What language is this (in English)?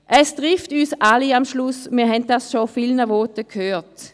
Swiss German